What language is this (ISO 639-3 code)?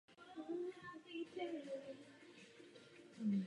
ces